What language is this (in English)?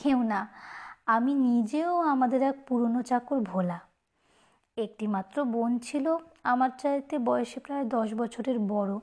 Bangla